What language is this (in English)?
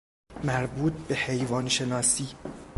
Persian